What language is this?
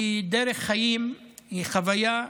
Hebrew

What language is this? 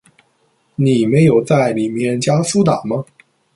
Chinese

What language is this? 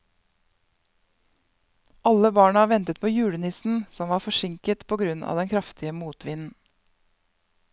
Norwegian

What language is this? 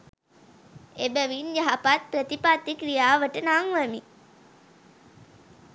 Sinhala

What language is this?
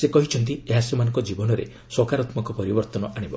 Odia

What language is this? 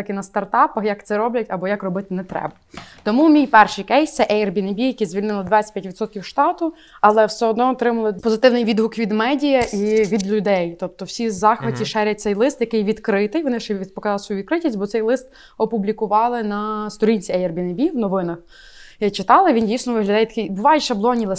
Ukrainian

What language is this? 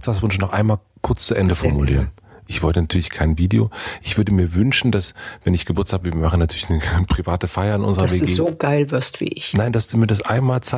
German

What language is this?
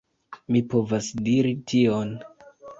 Esperanto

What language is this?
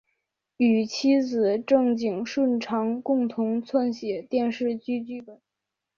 Chinese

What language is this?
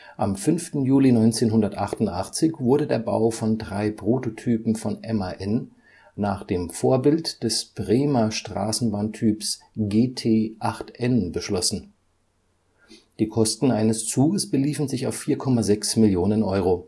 German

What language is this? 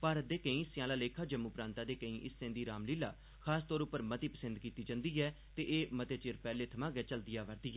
Dogri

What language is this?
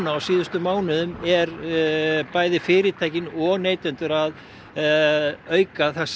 Icelandic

